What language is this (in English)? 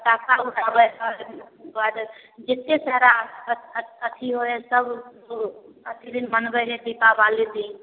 Maithili